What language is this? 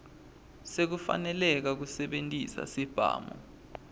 Swati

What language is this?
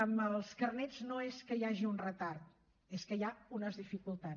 Catalan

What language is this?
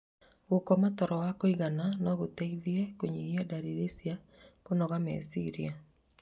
Kikuyu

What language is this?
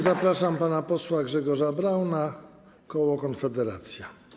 Polish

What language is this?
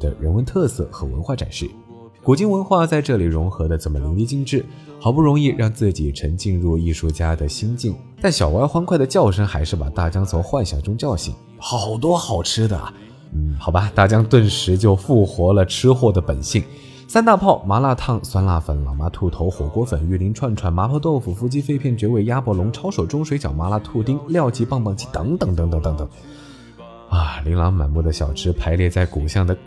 Chinese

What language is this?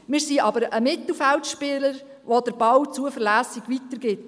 Swiss German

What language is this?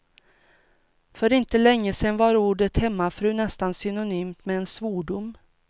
Swedish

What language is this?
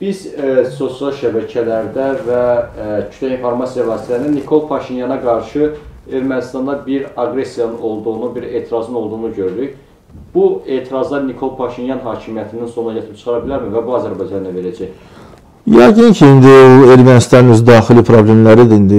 Turkish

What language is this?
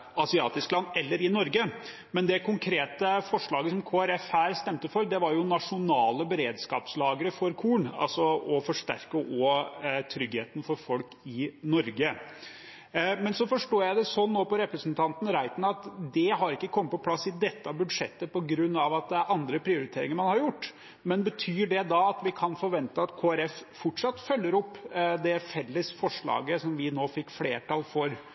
Norwegian Bokmål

